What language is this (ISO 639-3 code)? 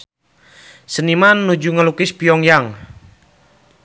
sun